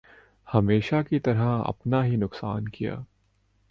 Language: Urdu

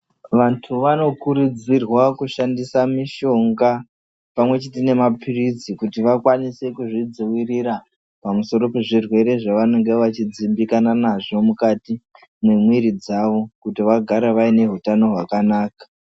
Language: Ndau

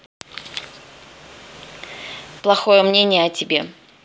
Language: Russian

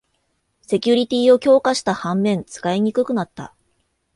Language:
Japanese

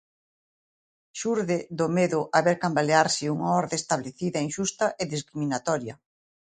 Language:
Galician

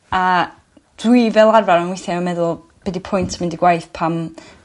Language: Welsh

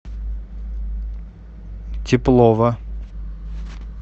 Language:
Russian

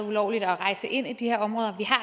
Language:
Danish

